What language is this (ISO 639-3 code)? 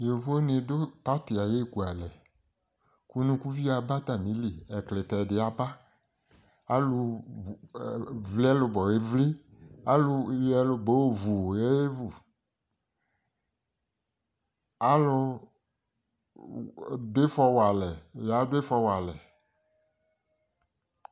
kpo